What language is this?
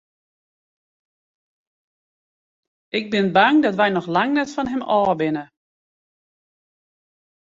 Western Frisian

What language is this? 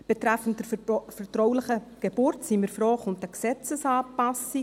Swiss German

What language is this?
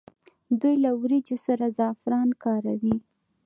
Pashto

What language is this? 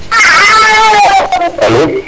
Serer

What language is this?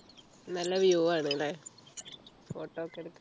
Malayalam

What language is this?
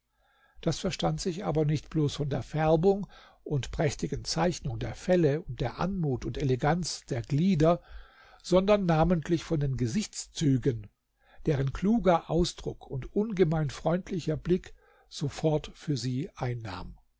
German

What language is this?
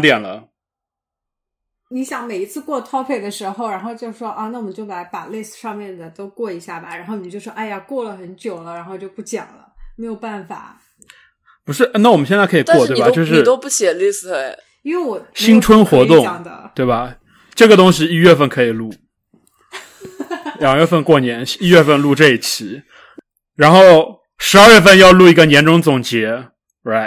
Chinese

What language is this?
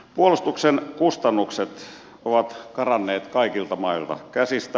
Finnish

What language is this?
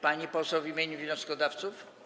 Polish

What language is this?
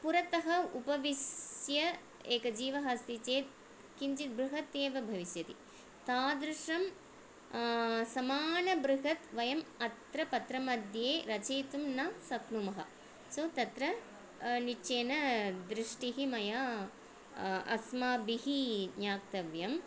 Sanskrit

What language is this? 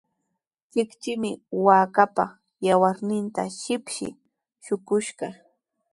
Sihuas Ancash Quechua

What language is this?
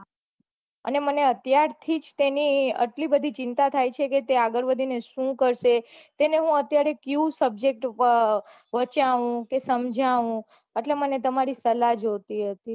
Gujarati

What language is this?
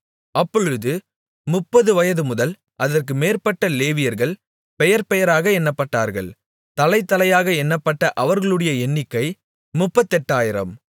Tamil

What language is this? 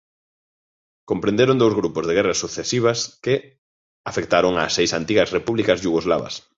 Galician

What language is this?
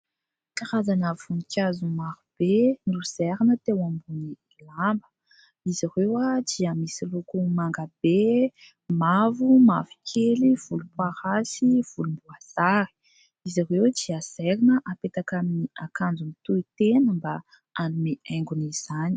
Malagasy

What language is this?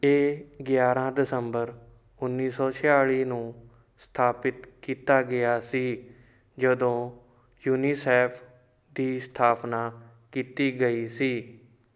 Punjabi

